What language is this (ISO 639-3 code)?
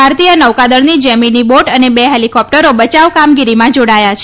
guj